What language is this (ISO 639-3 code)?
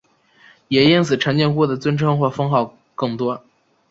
zho